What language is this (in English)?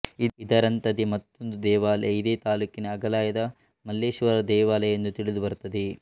Kannada